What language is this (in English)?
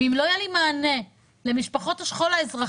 Hebrew